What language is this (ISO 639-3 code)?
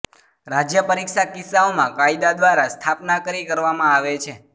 guj